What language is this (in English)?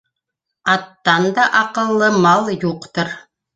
Bashkir